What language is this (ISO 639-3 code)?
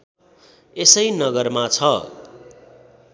nep